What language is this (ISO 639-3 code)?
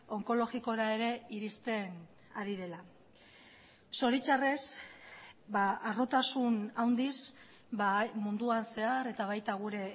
eus